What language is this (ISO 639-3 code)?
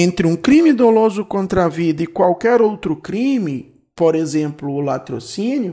por